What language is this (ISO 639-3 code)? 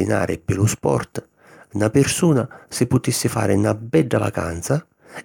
scn